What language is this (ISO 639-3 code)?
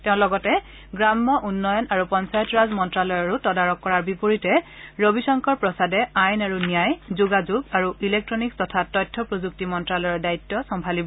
asm